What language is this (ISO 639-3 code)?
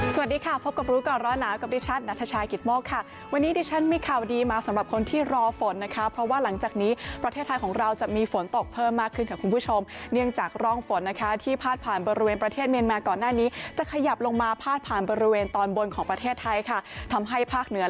tha